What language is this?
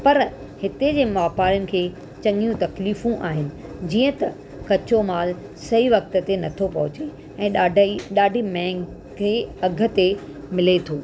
Sindhi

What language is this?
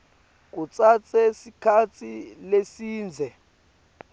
Swati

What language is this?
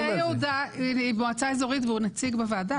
Hebrew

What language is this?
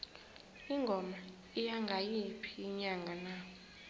South Ndebele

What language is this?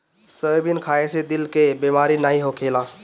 Bhojpuri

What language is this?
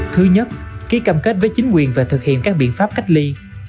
Vietnamese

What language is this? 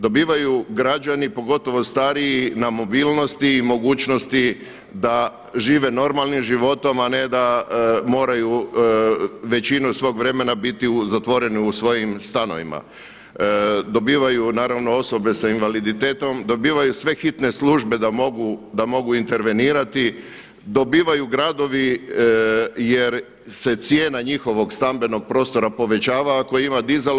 Croatian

